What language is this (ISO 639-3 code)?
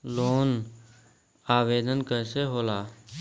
bho